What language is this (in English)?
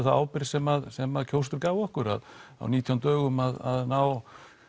Icelandic